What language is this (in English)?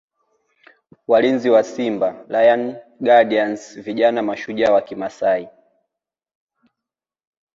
Swahili